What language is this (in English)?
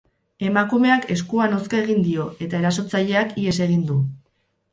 Basque